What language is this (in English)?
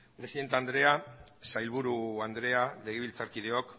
Basque